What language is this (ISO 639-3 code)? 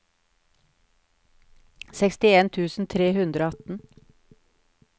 nor